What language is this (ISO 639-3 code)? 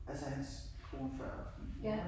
dan